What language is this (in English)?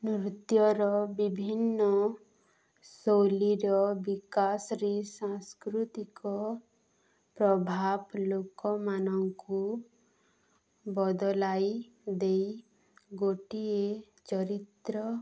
Odia